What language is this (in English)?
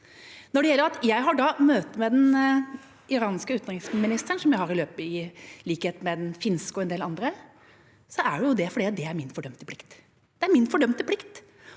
Norwegian